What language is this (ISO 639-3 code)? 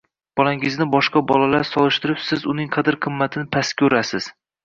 uzb